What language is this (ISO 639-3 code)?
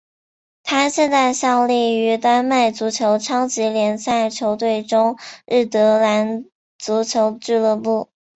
zho